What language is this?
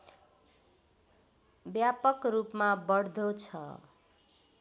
Nepali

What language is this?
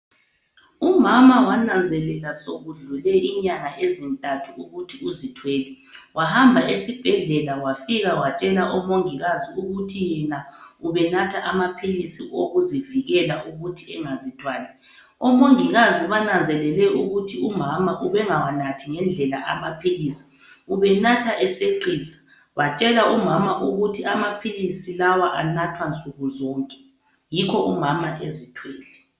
North Ndebele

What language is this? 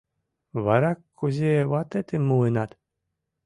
Mari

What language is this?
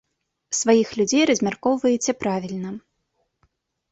Belarusian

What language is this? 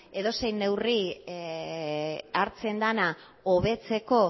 Basque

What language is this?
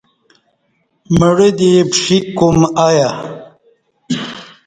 Kati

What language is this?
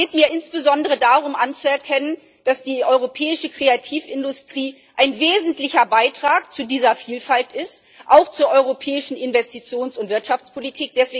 German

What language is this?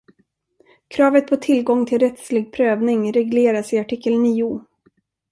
Swedish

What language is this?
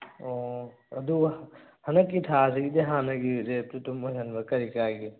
Manipuri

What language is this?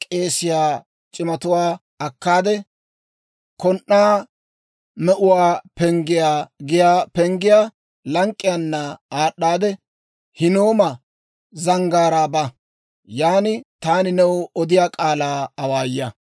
Dawro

